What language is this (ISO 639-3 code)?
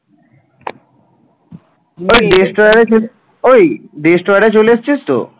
ben